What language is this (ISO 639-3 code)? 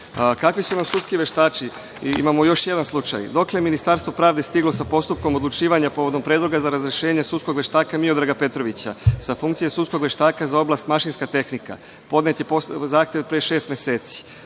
srp